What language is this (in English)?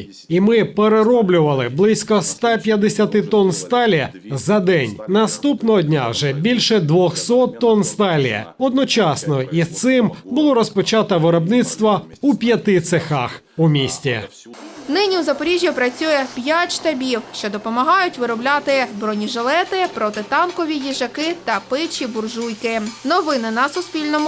Ukrainian